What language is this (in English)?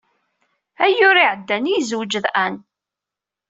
Kabyle